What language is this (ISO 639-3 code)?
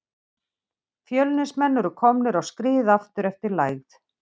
isl